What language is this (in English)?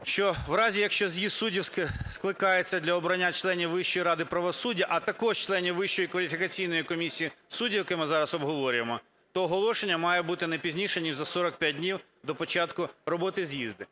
Ukrainian